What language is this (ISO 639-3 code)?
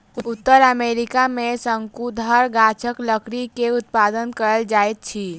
mai